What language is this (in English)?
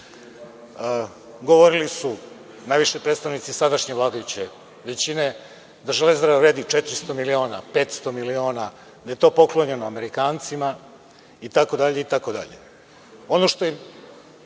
Serbian